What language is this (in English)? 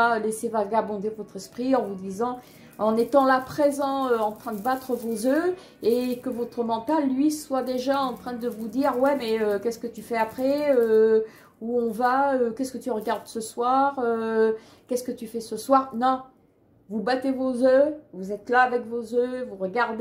French